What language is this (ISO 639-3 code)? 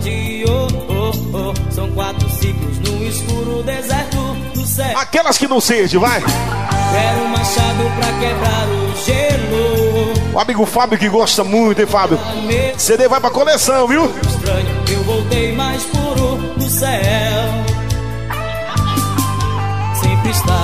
por